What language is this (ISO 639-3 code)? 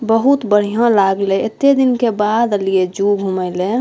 mai